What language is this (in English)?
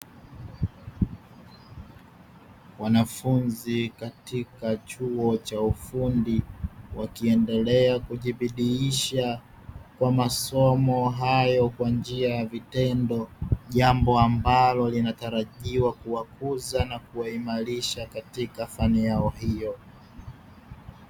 Swahili